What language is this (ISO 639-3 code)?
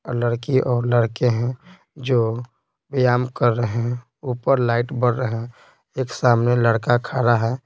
hin